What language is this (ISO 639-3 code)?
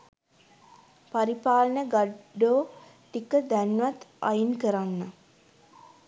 sin